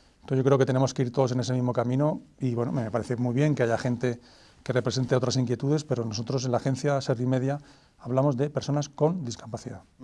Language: Spanish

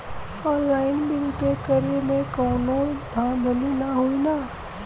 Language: Bhojpuri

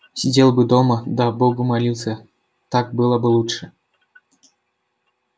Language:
Russian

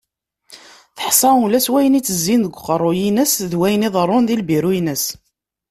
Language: Kabyle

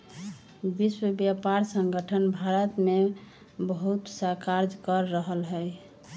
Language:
Magahi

